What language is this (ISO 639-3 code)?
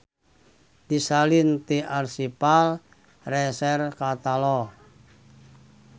sun